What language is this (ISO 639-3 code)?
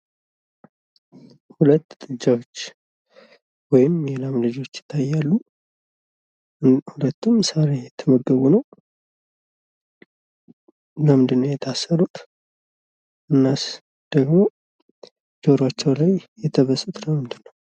amh